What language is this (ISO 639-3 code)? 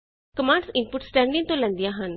pan